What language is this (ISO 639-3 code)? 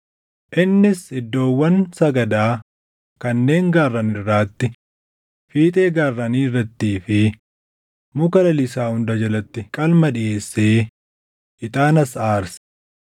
orm